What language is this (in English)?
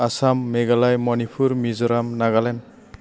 Bodo